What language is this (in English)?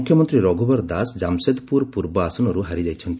Odia